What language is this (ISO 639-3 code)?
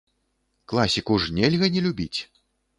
bel